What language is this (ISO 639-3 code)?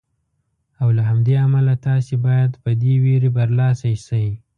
pus